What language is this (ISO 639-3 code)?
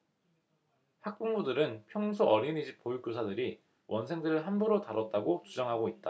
kor